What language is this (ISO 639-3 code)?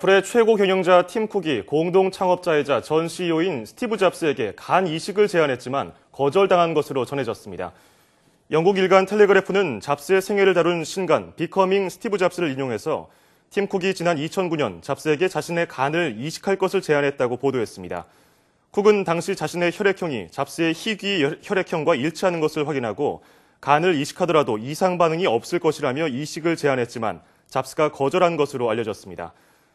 kor